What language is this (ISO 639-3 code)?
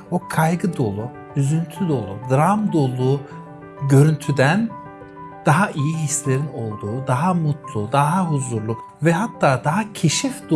tur